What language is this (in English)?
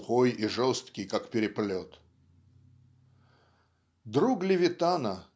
Russian